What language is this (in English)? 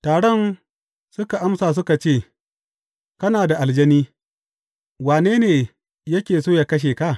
Hausa